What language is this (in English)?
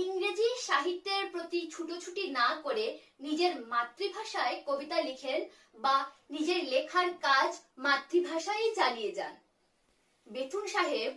Korean